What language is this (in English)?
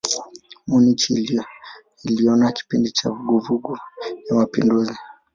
Swahili